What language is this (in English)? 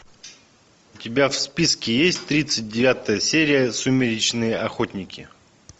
Russian